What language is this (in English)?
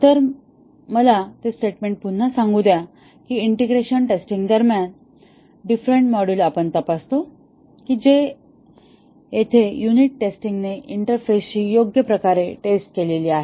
Marathi